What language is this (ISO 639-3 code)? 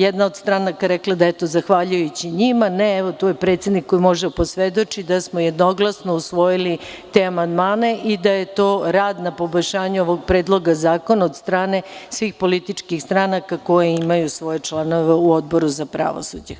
srp